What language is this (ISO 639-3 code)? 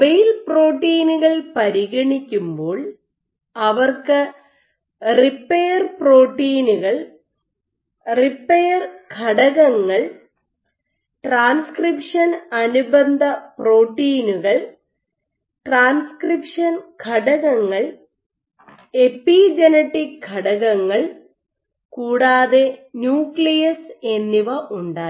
mal